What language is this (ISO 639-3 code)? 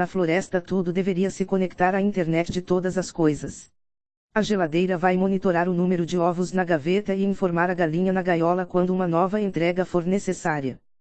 por